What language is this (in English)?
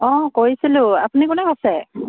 Assamese